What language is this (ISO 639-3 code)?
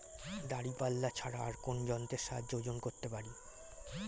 ben